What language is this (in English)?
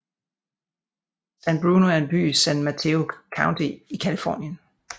Danish